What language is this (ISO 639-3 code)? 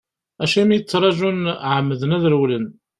kab